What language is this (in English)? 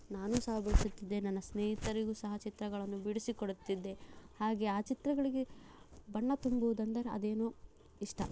Kannada